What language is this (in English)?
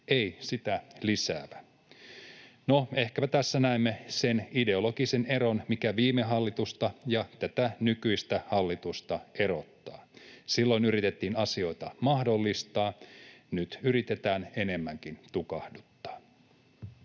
Finnish